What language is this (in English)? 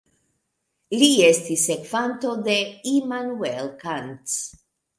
Esperanto